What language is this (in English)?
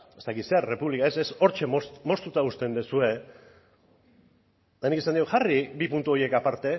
Basque